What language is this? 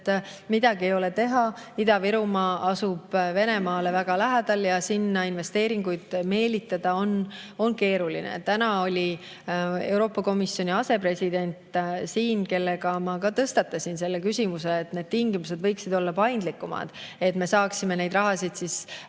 Estonian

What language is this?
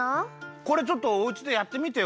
Japanese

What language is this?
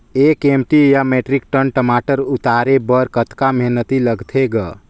Chhattisgarhi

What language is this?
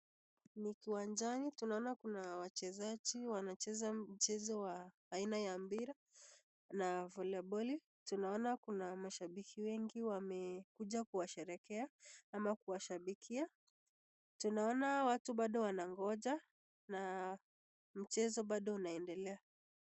Swahili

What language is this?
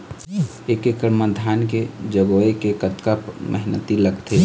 Chhattisgarhi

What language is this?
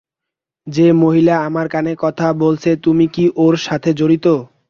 Bangla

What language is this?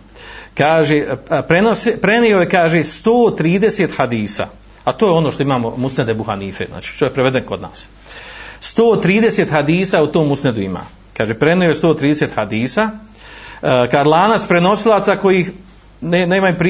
Croatian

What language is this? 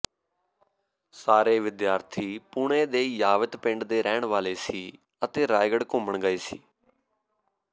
Punjabi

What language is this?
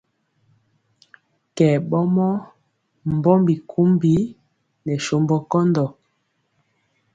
Mpiemo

